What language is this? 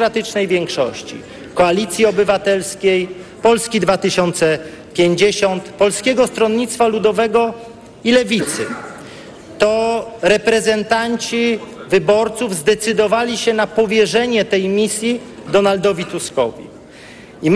Polish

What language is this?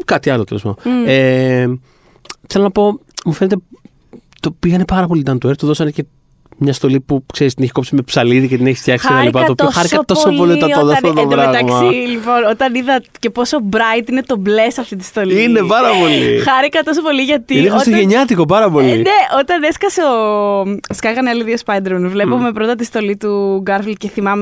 Greek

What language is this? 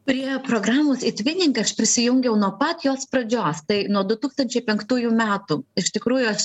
Lithuanian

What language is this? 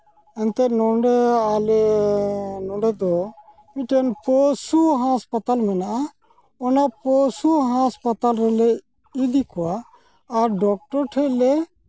Santali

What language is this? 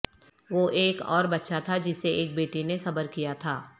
Urdu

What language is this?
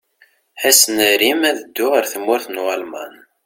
Kabyle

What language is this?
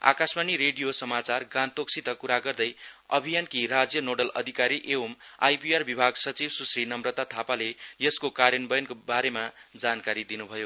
Nepali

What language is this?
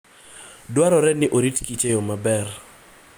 Luo (Kenya and Tanzania)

